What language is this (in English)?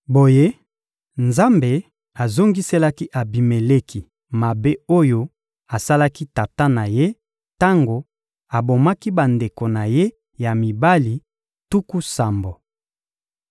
Lingala